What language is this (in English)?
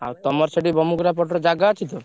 Odia